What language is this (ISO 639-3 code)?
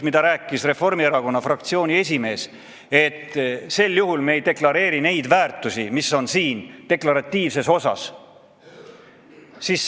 est